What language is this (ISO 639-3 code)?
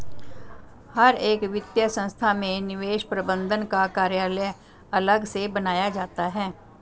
hin